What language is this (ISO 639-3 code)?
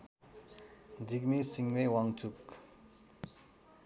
nep